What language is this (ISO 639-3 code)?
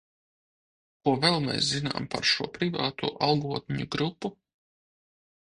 lav